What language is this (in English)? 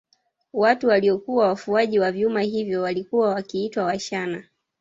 Swahili